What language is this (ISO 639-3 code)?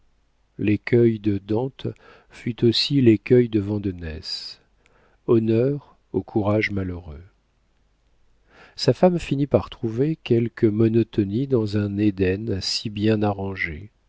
fra